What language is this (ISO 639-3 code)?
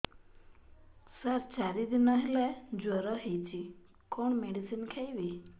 ori